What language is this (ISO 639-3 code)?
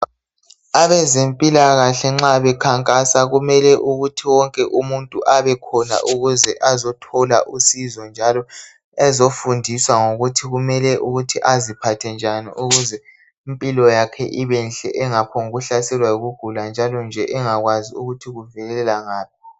nde